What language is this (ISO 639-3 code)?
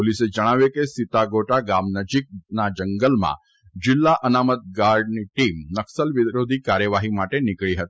guj